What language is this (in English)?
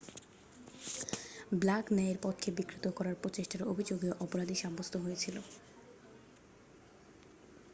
Bangla